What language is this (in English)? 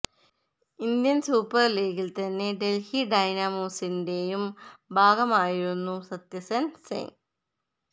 Malayalam